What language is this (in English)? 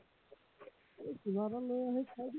Assamese